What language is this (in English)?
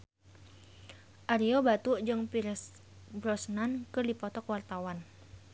Sundanese